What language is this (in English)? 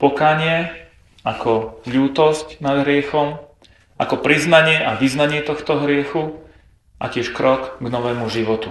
Slovak